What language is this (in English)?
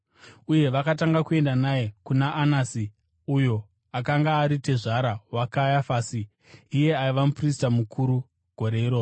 Shona